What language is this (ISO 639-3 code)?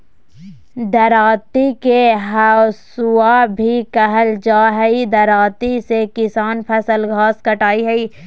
mag